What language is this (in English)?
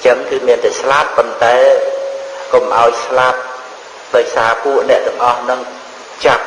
Khmer